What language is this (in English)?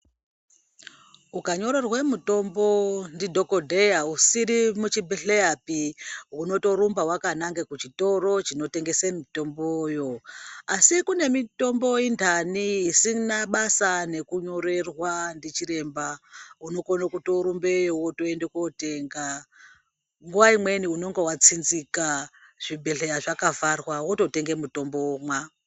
Ndau